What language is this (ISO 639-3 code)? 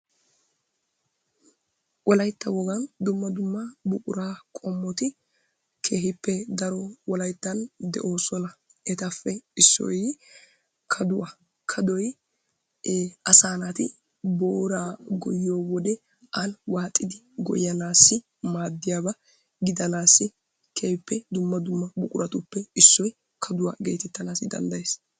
wal